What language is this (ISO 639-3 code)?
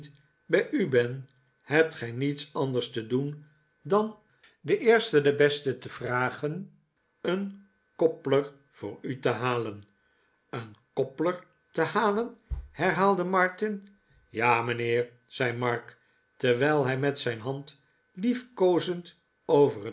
nld